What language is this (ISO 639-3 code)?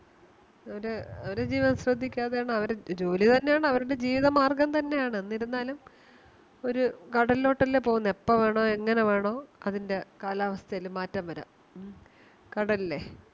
mal